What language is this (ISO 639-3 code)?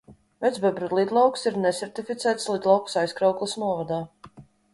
lav